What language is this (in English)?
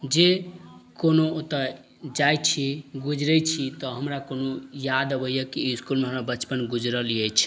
Maithili